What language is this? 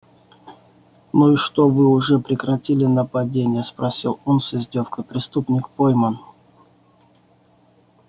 Russian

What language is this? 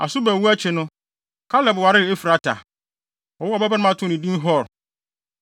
Akan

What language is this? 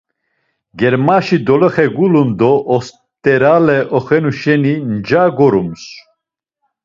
Laz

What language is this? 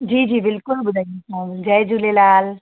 Sindhi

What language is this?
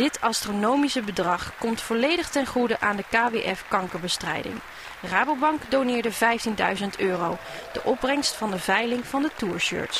Dutch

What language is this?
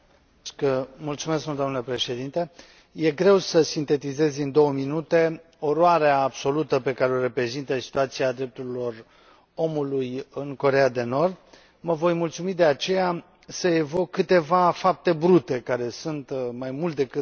Romanian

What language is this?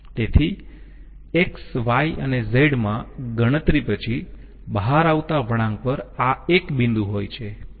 Gujarati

